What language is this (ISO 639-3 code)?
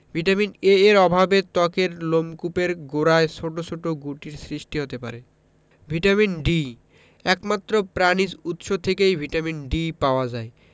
ben